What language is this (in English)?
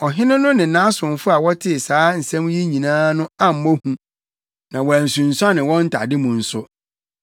Akan